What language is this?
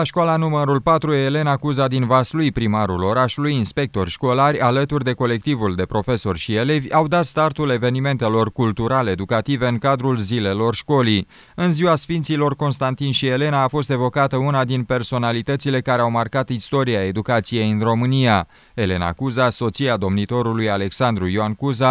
Romanian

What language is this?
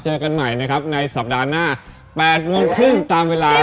Thai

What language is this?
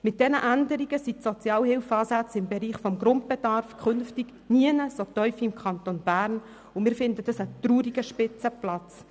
Swiss German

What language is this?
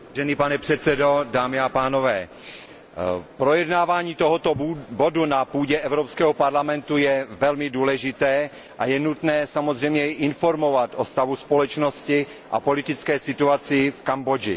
Czech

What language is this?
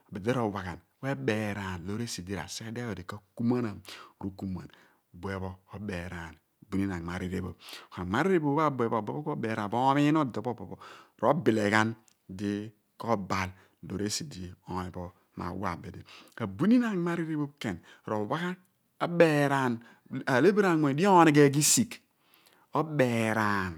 Abua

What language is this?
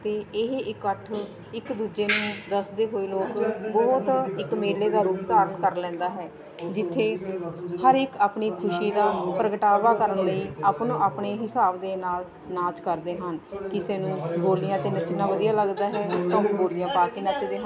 Punjabi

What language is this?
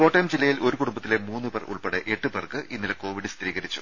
Malayalam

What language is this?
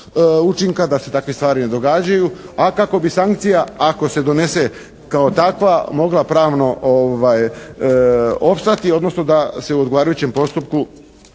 Croatian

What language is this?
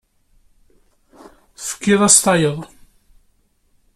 Kabyle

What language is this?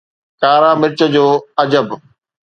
Sindhi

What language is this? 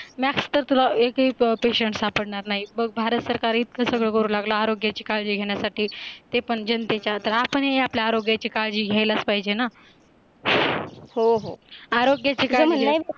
Marathi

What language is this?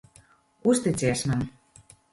Latvian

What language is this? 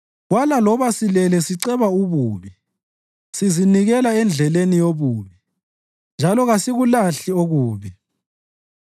North Ndebele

